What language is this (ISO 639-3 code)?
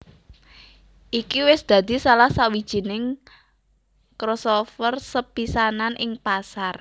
jav